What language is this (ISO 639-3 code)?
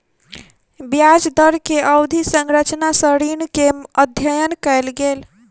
mai